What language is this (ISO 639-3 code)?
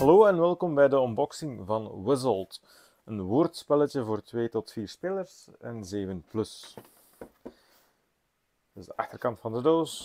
nld